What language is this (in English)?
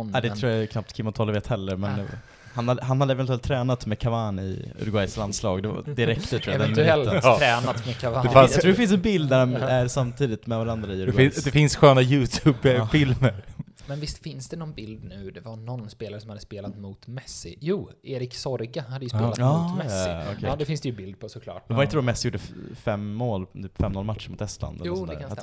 Swedish